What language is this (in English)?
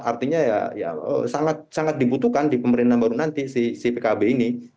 Indonesian